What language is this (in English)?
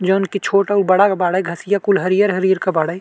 Bhojpuri